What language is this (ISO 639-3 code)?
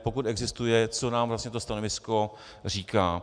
ces